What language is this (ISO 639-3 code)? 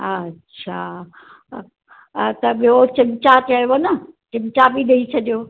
snd